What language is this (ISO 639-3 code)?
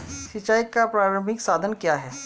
hin